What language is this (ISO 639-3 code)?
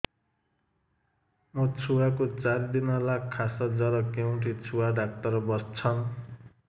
ori